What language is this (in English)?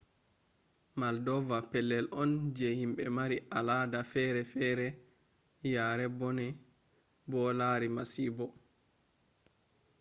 Fula